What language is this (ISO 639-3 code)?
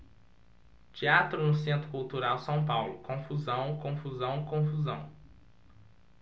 por